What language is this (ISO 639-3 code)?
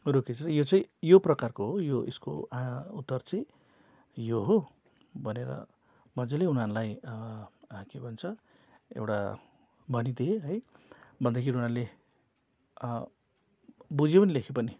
nep